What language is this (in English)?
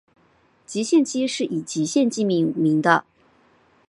Chinese